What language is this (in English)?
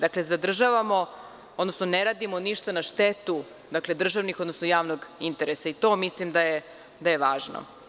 Serbian